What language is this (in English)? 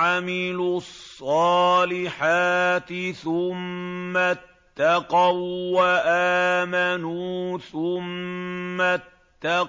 Arabic